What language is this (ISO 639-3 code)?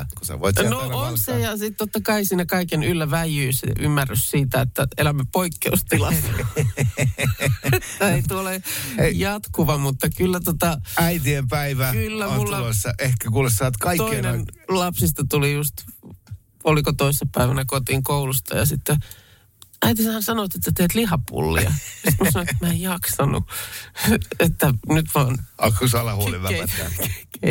fin